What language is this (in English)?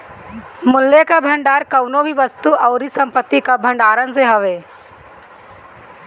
Bhojpuri